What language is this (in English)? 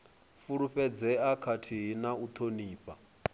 Venda